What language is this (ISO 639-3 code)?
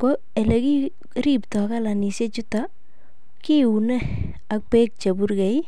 kln